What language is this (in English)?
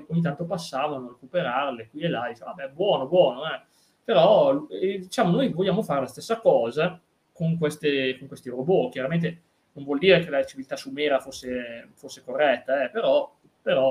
Italian